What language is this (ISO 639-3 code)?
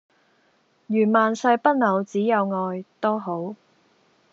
yue